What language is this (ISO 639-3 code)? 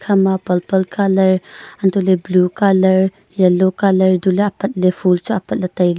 nnp